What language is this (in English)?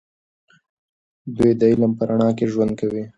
Pashto